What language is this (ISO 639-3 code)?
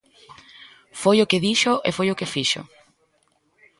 glg